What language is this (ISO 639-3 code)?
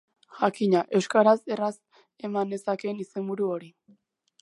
eus